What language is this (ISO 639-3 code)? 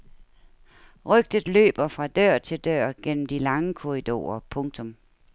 dan